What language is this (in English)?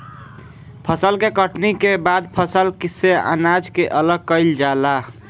Bhojpuri